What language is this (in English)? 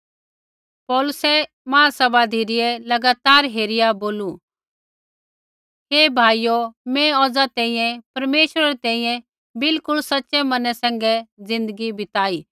Kullu Pahari